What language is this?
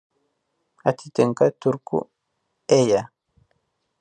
Lithuanian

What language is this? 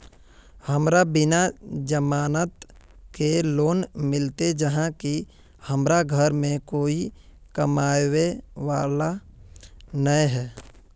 Magahi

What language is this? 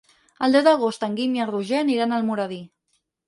Catalan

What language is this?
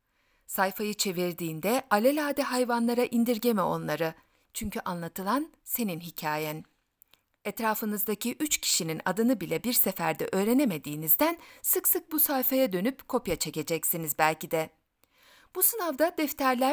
Turkish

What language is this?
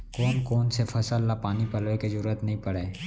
Chhattisgarhi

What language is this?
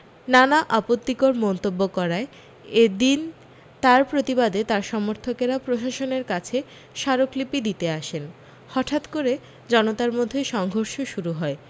Bangla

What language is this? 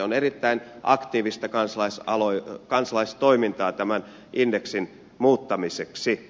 Finnish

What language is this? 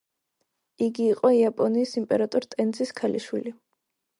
Georgian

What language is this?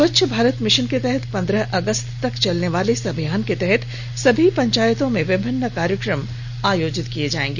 Hindi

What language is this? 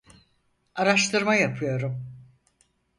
Turkish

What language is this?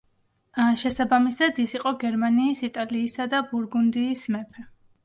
Georgian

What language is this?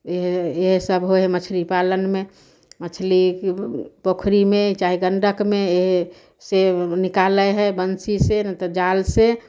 Maithili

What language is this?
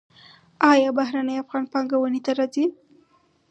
Pashto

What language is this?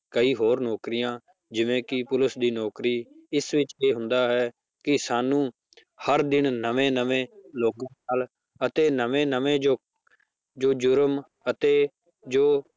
Punjabi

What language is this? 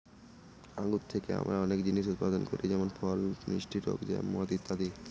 Bangla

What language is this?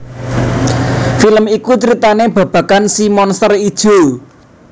Javanese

